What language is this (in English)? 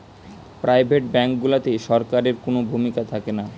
Bangla